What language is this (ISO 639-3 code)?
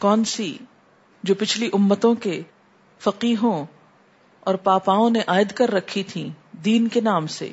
urd